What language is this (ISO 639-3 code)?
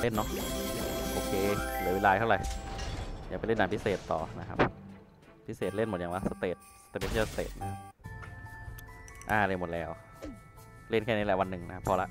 tha